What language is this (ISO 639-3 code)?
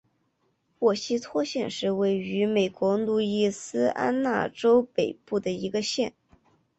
zho